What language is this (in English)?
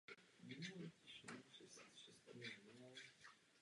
Czech